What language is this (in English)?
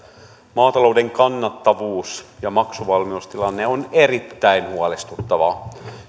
Finnish